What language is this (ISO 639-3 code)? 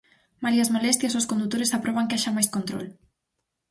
glg